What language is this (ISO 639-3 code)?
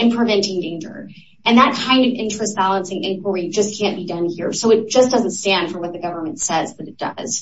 eng